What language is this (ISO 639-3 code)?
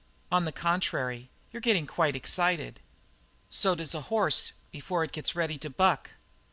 eng